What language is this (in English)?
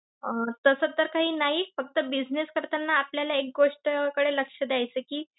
Marathi